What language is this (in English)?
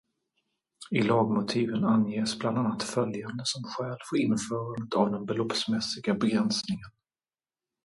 Swedish